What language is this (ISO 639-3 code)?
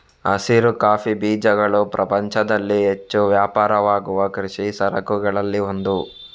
kan